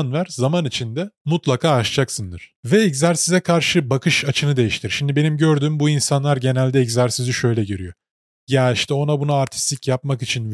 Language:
Turkish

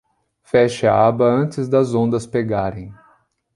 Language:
Portuguese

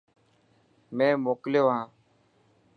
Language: Dhatki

